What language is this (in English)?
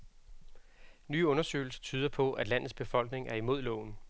Danish